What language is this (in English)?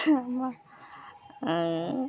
Odia